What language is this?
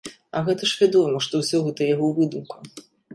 Belarusian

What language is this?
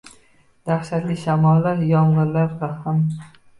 Uzbek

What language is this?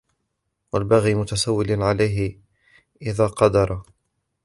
Arabic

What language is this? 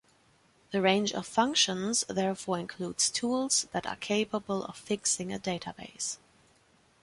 English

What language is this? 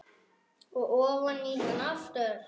Icelandic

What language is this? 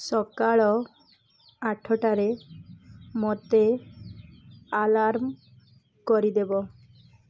Odia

